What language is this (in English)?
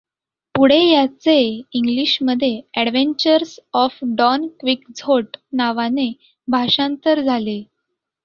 Marathi